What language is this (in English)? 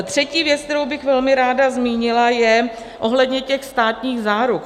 Czech